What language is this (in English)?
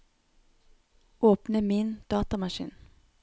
Norwegian